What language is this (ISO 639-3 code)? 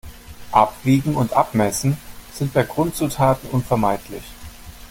deu